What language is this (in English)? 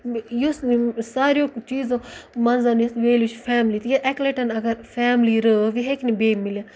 Kashmiri